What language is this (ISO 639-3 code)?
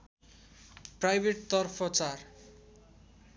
nep